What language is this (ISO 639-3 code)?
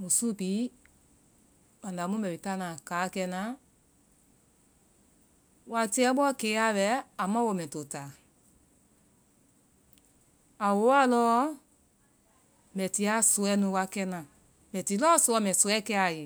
vai